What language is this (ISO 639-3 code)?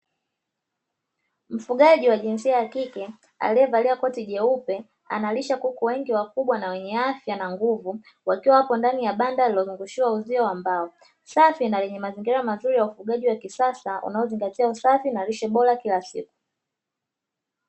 swa